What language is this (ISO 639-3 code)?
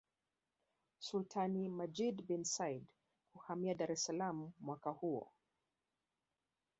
swa